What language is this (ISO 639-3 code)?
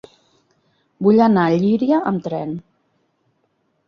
cat